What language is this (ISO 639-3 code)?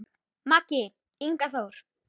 isl